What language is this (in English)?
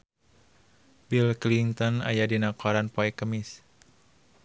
Sundanese